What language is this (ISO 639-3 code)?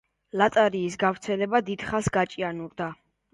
kat